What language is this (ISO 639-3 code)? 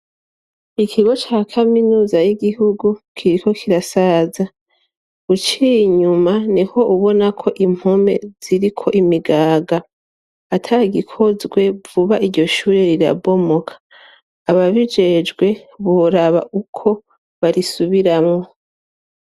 run